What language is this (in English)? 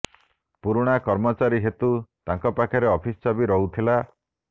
Odia